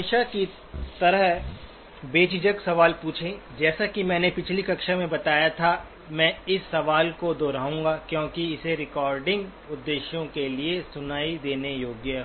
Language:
Hindi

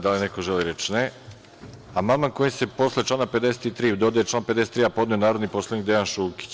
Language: Serbian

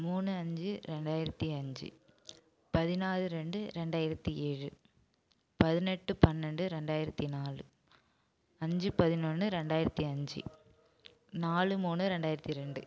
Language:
Tamil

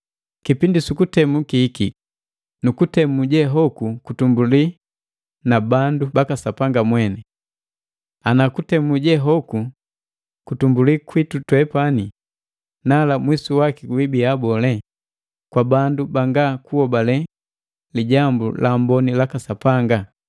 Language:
Matengo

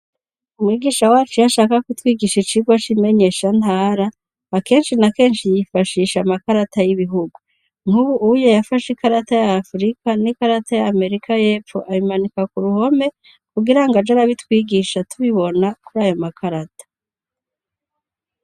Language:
Rundi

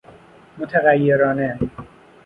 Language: Persian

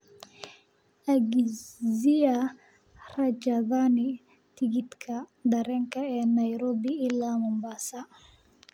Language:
Somali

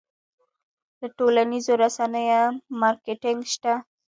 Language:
Pashto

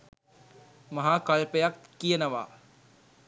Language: Sinhala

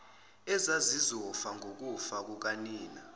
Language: Zulu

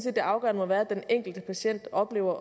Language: Danish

